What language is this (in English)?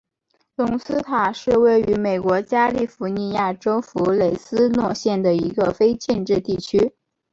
Chinese